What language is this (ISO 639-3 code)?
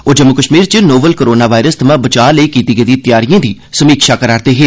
doi